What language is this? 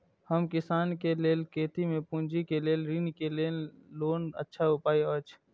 Maithili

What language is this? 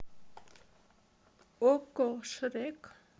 Russian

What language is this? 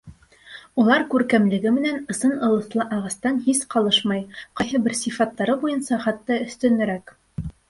Bashkir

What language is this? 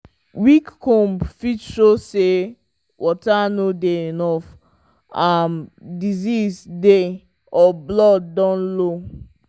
Nigerian Pidgin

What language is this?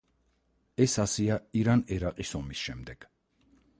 Georgian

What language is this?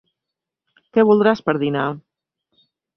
Catalan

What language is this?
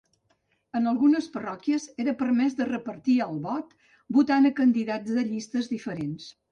Catalan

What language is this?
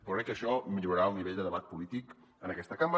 Catalan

